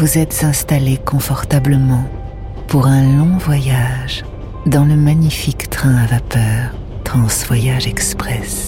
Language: French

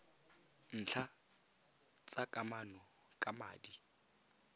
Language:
Tswana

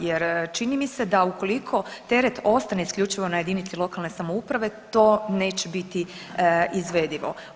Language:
Croatian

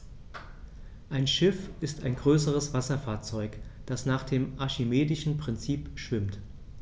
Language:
German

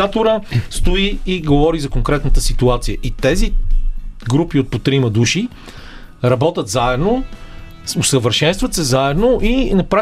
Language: Bulgarian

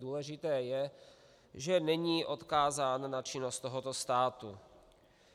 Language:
Czech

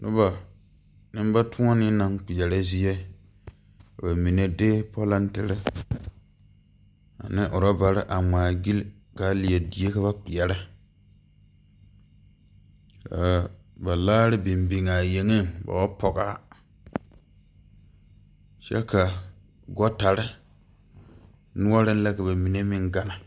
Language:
Southern Dagaare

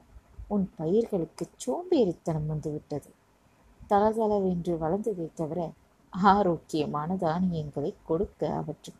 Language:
Tamil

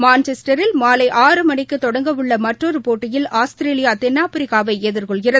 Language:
Tamil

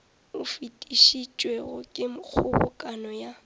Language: Northern Sotho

